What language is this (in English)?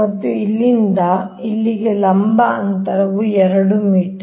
Kannada